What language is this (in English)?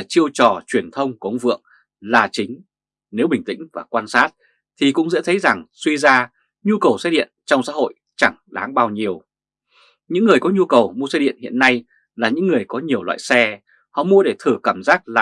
Vietnamese